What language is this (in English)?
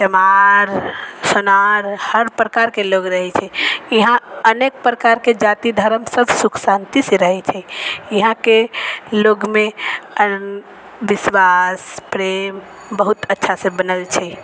Maithili